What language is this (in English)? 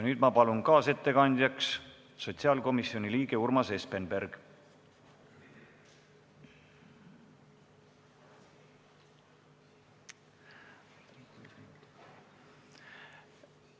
Estonian